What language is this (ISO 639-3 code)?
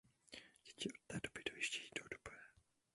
ces